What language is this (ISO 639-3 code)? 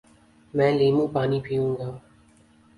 urd